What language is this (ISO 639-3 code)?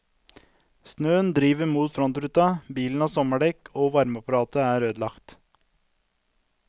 nor